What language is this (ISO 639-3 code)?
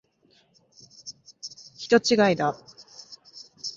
jpn